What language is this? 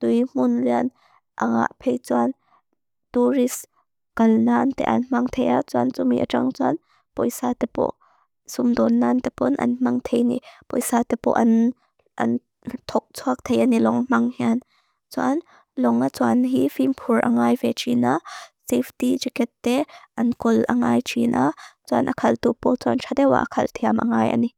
Mizo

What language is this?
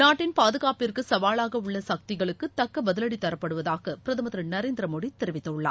Tamil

